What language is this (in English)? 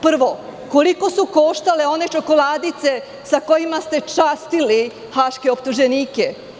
Serbian